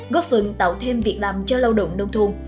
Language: Vietnamese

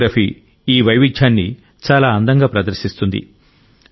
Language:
Telugu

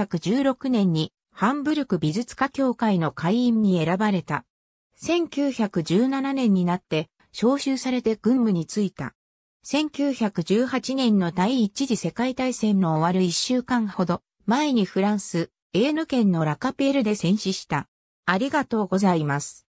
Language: Japanese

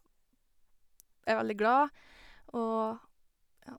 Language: Norwegian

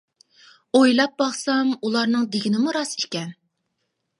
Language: Uyghur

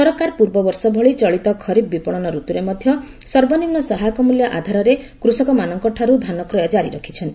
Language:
Odia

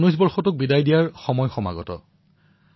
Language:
Assamese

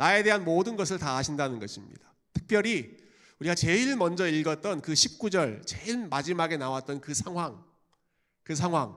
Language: Korean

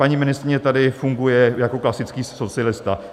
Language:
Czech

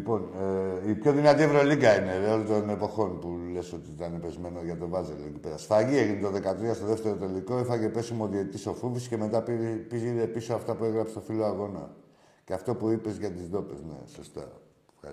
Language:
Greek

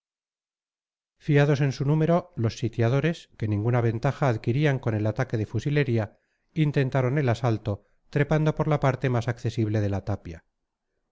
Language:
Spanish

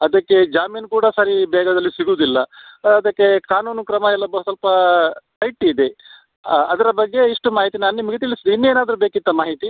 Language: Kannada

